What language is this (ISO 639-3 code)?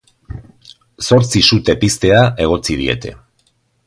eus